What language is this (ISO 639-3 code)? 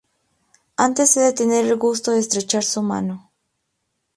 spa